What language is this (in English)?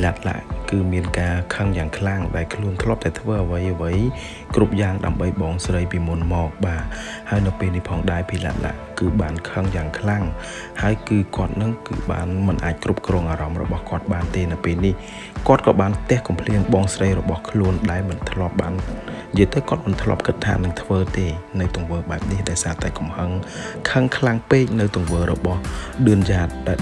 Thai